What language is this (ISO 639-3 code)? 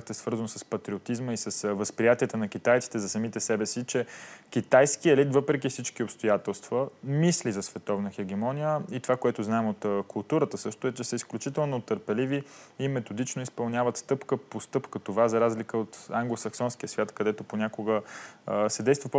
bul